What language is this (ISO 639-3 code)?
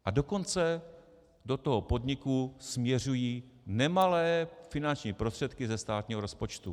ces